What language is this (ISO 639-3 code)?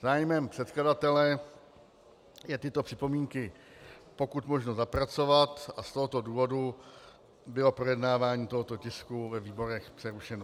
ces